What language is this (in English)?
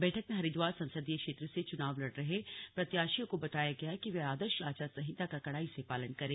Hindi